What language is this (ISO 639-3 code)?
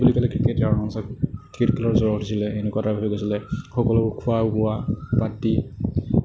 asm